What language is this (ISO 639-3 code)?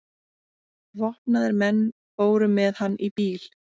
isl